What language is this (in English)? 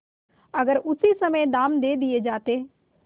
Hindi